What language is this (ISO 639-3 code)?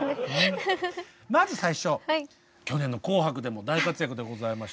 jpn